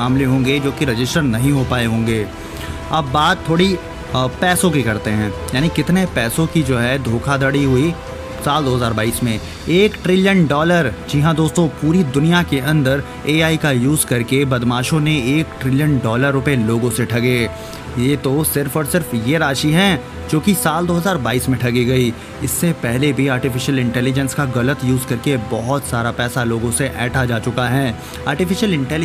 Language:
Hindi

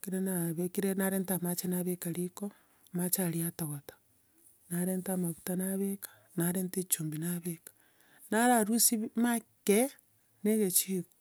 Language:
Gusii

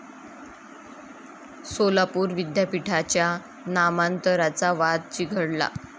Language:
Marathi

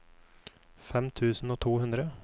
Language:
Norwegian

